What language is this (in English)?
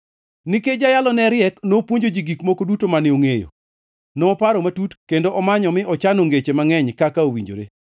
Luo (Kenya and Tanzania)